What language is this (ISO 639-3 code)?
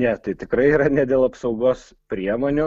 lit